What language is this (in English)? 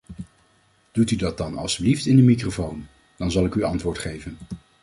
Dutch